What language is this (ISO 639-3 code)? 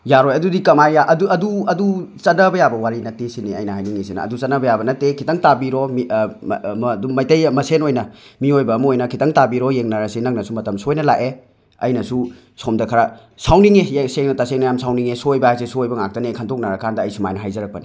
mni